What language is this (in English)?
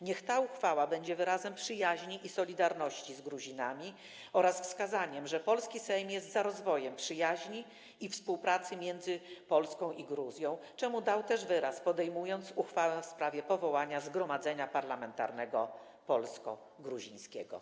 Polish